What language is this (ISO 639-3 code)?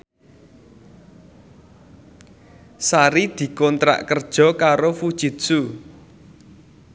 jav